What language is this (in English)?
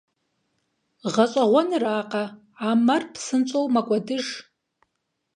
Kabardian